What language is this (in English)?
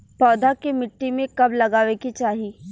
Bhojpuri